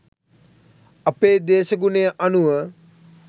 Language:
Sinhala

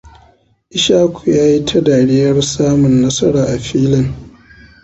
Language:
Hausa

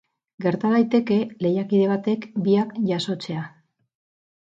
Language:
Basque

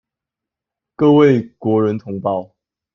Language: Chinese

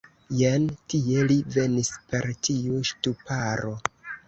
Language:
Esperanto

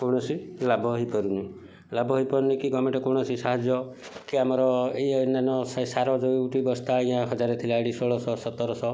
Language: Odia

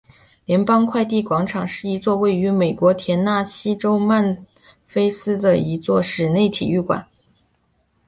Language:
Chinese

